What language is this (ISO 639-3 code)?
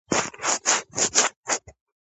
kat